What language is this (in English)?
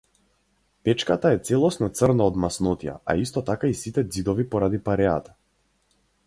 Macedonian